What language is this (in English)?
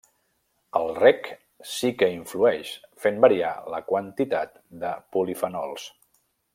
Catalan